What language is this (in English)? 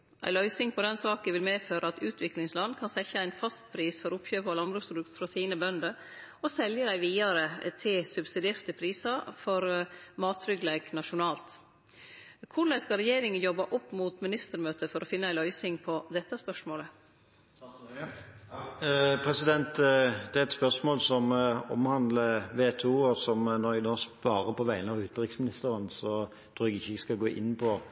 Norwegian